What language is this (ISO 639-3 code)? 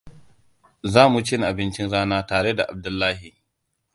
hau